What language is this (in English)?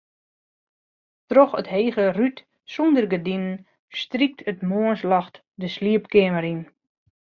Western Frisian